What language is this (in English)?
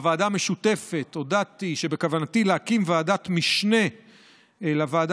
Hebrew